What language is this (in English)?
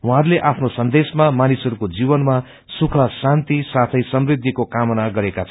Nepali